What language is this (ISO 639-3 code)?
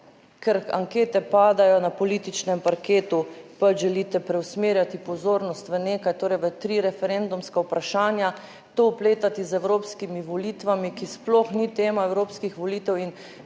slv